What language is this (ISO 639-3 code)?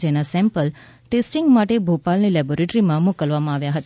guj